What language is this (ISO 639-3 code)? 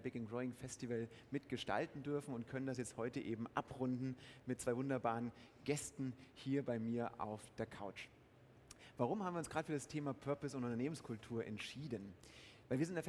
deu